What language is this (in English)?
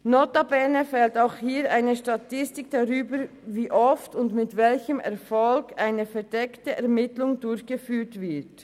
Swiss German